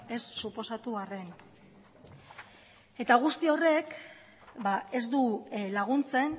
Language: Basque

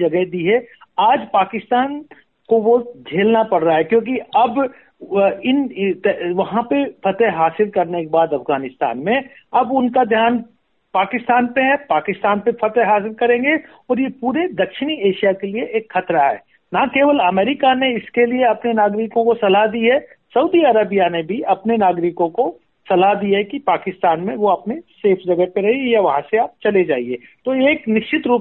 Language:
Hindi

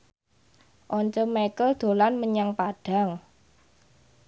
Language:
Javanese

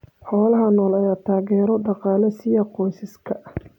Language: Somali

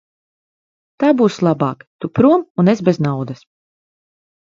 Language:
Latvian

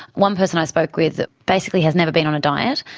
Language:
English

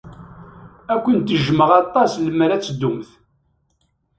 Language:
Kabyle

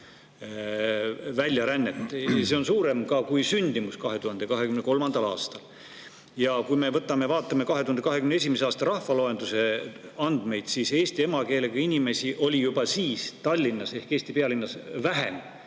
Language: Estonian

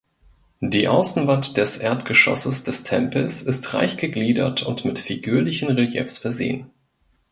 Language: German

